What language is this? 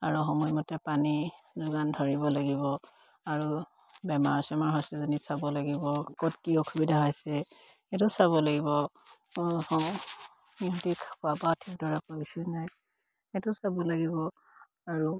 Assamese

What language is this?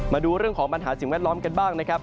Thai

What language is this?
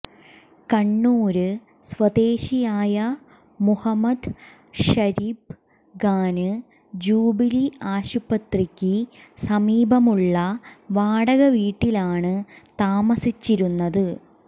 Malayalam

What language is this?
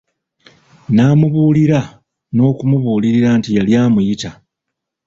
Ganda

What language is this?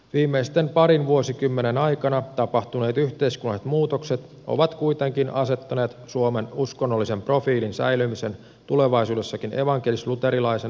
Finnish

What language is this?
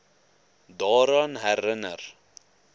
Afrikaans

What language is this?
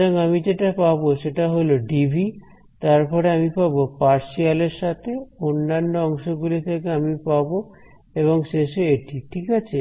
Bangla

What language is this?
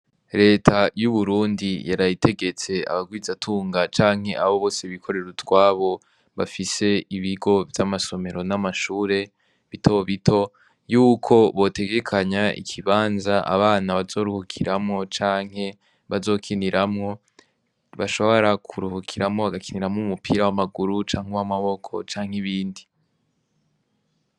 Rundi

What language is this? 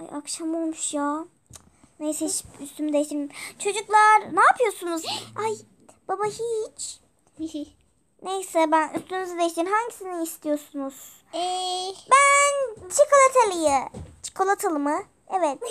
Turkish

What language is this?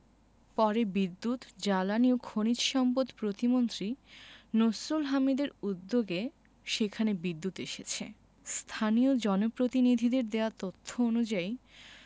Bangla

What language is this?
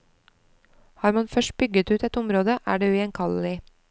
Norwegian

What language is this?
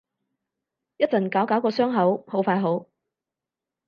Cantonese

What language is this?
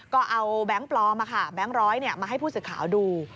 Thai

